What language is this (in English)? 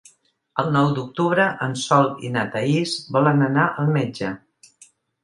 Catalan